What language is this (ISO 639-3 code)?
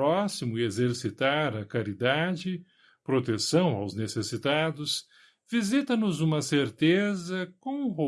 por